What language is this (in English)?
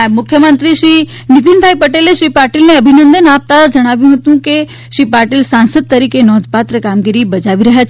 Gujarati